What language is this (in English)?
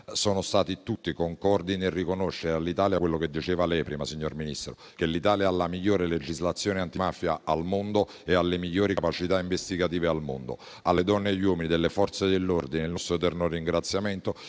Italian